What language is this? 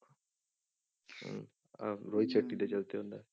Punjabi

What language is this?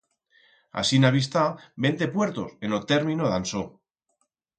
Aragonese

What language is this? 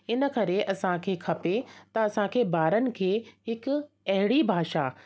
Sindhi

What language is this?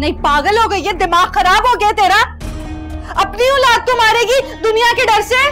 Hindi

